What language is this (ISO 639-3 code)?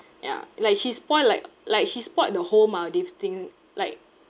eng